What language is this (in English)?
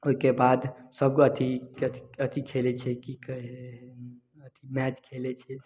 Maithili